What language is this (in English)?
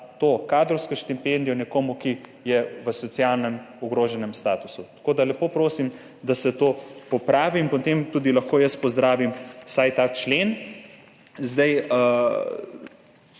Slovenian